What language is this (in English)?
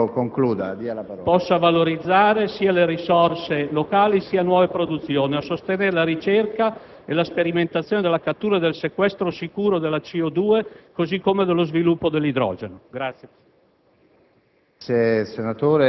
Italian